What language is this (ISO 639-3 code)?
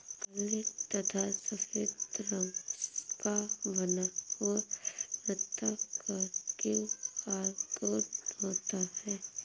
hin